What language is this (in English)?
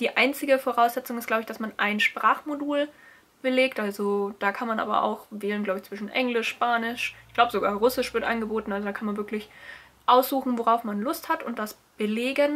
German